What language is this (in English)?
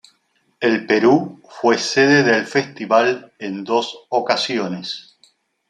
Spanish